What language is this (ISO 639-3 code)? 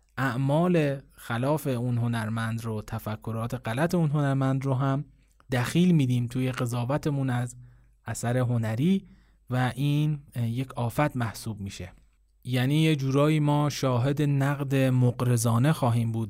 fas